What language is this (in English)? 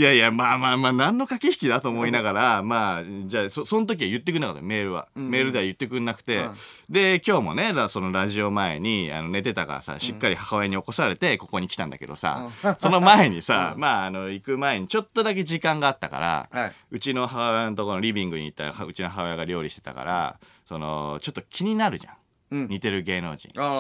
Japanese